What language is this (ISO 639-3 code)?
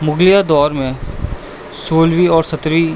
urd